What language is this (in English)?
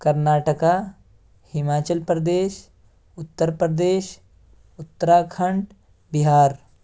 Urdu